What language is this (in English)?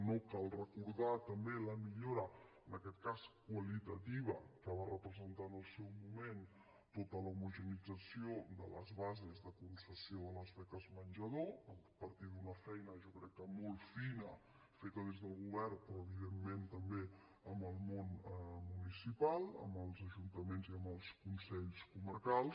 Catalan